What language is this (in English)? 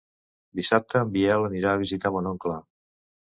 Catalan